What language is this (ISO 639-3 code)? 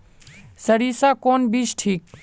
mag